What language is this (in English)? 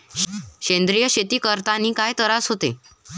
Marathi